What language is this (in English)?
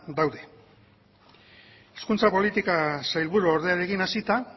Basque